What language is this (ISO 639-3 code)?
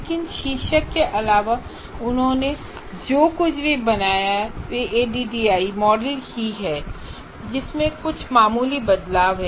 hin